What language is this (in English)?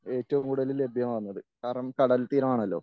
Malayalam